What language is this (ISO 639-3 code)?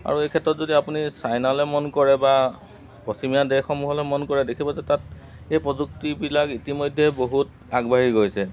asm